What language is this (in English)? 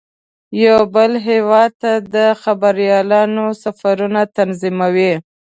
Pashto